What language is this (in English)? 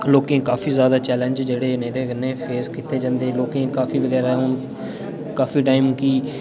Dogri